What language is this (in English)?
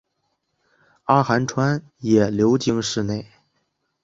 Chinese